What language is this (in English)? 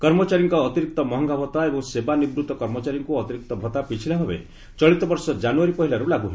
Odia